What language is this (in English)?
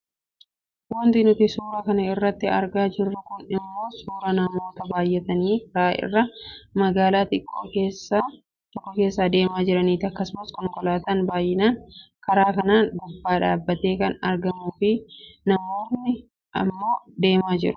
Oromo